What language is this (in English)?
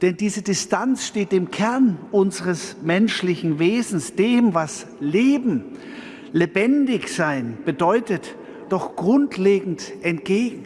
German